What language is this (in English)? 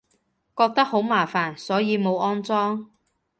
Cantonese